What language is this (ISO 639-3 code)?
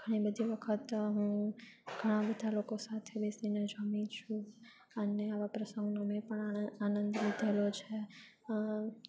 guj